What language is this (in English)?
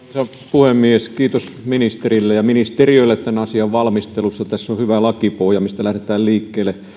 Finnish